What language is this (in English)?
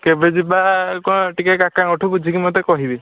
Odia